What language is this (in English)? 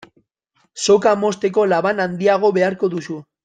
Basque